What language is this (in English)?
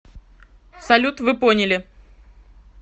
Russian